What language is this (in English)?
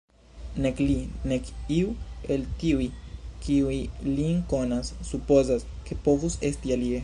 Esperanto